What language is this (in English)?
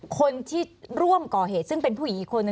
Thai